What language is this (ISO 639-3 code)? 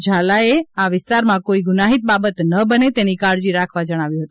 guj